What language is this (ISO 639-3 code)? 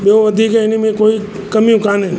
snd